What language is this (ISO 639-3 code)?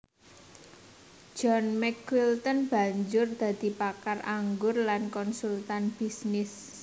jav